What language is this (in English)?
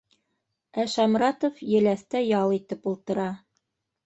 Bashkir